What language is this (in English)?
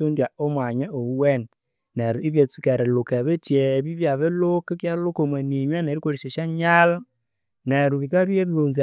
Konzo